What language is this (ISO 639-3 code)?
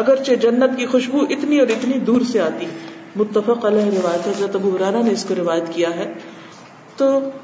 urd